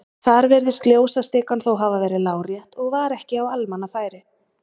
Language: Icelandic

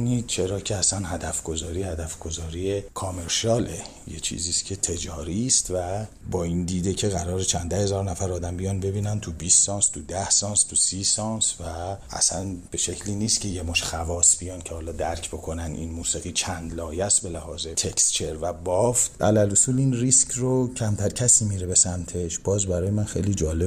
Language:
Persian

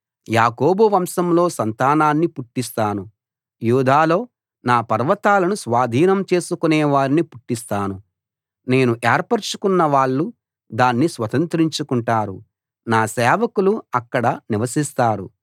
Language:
Telugu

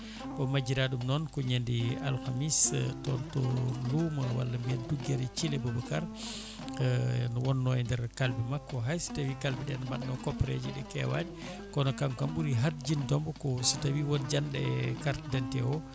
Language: Fula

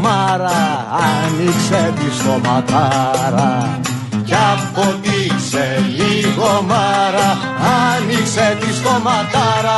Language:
Greek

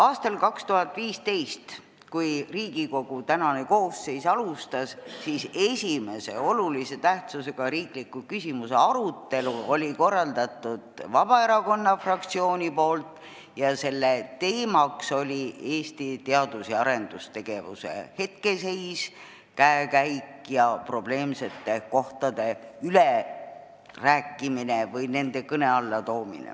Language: Estonian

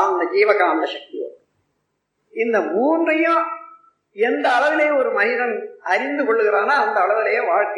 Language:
Tamil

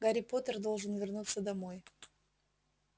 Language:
Russian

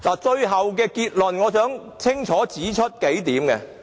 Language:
Cantonese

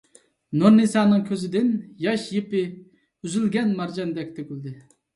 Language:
Uyghur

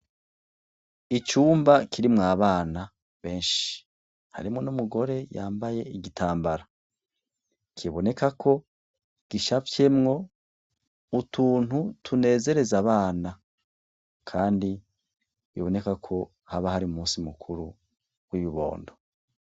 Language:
Rundi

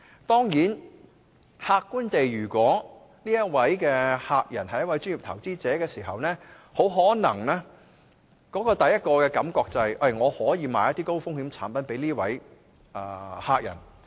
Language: Cantonese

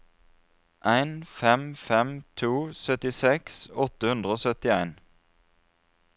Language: Norwegian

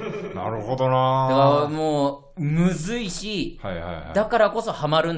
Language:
Japanese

